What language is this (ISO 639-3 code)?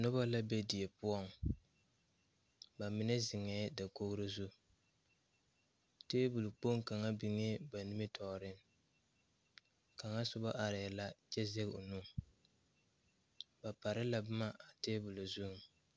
dga